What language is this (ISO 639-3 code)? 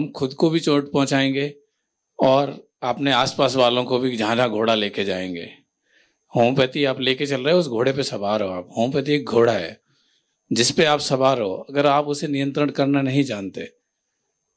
hin